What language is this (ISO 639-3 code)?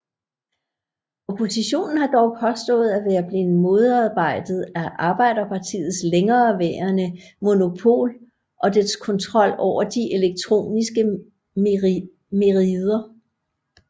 dan